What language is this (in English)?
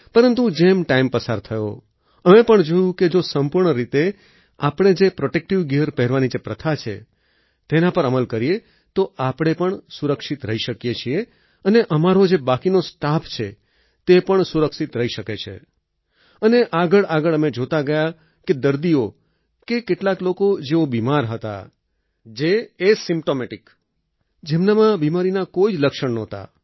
Gujarati